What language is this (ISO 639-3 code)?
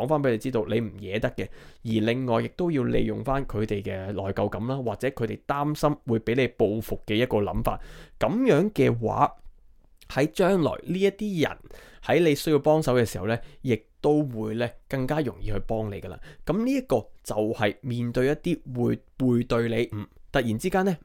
zho